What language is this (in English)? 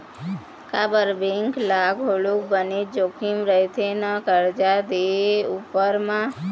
Chhattisgarhi